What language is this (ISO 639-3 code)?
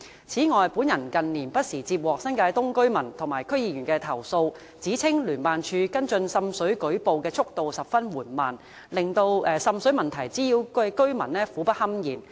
yue